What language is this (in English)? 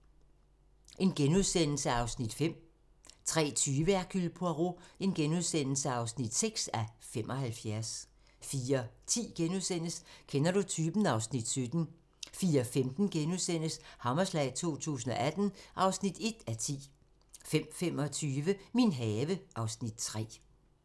Danish